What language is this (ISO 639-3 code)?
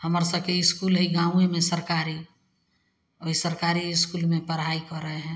mai